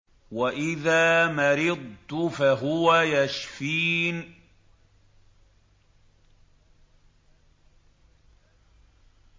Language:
Arabic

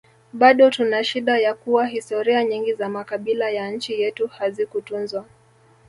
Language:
Swahili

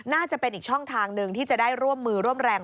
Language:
Thai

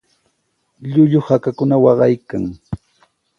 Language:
Sihuas Ancash Quechua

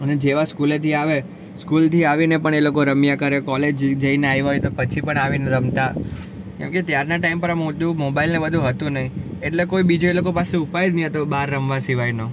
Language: Gujarati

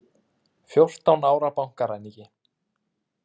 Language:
Icelandic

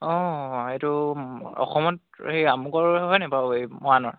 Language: Assamese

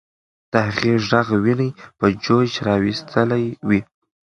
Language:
Pashto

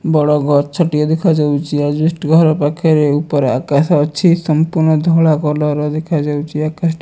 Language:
Odia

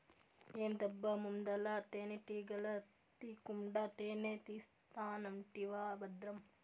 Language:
Telugu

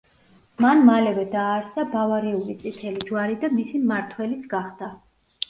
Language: Georgian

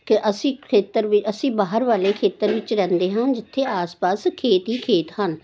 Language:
Punjabi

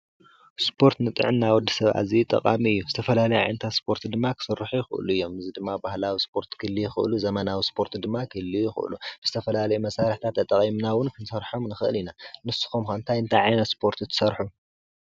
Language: Tigrinya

